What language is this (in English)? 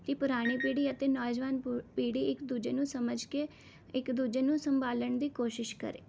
Punjabi